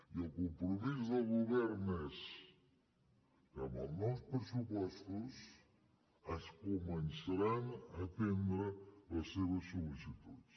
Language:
Catalan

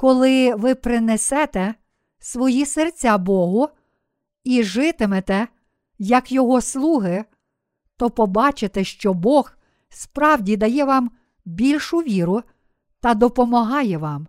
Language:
Ukrainian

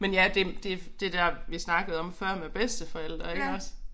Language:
Danish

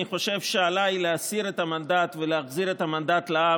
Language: Hebrew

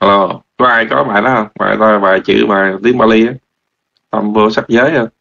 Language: Vietnamese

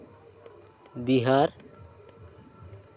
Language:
Santali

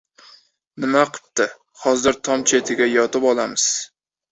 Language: Uzbek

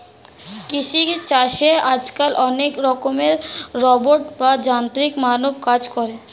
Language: Bangla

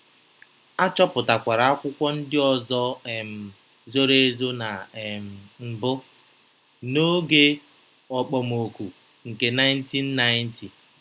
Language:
Igbo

